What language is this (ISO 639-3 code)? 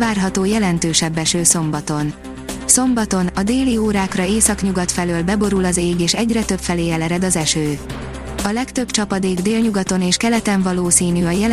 hun